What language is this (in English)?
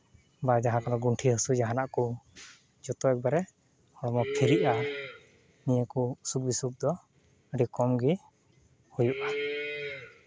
Santali